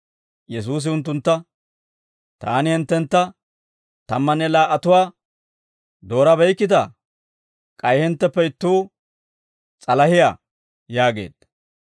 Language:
Dawro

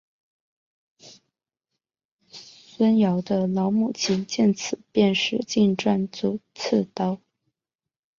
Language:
Chinese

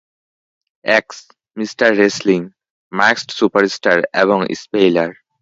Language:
Bangla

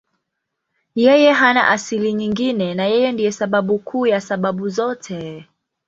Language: Swahili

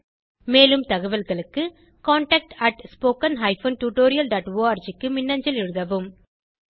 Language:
Tamil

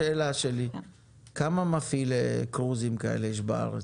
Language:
Hebrew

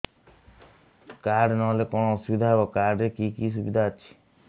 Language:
Odia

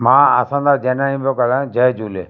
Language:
Sindhi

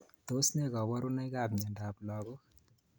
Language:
Kalenjin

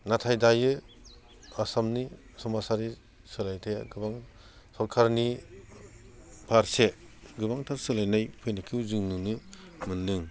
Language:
Bodo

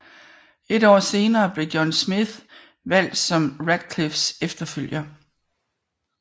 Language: Danish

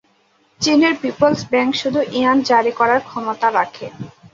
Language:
Bangla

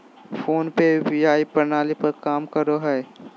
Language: Magahi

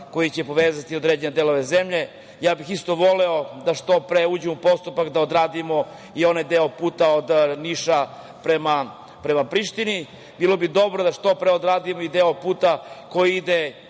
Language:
Serbian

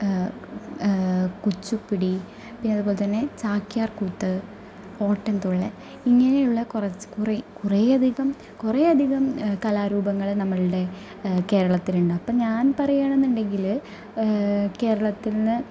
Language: Malayalam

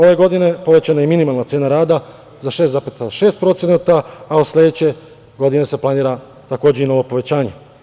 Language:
Serbian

